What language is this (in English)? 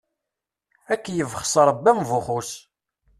Kabyle